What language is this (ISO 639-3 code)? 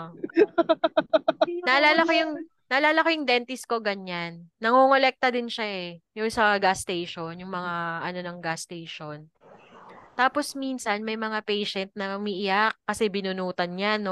fil